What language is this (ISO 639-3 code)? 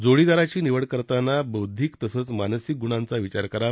mar